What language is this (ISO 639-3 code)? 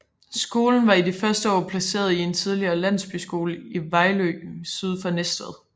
dan